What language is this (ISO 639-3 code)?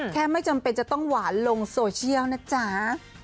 tha